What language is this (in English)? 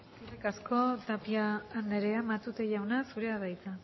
Basque